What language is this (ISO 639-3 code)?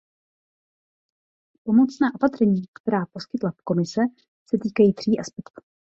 ces